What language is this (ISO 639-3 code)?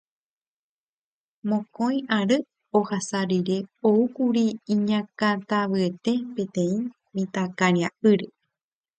grn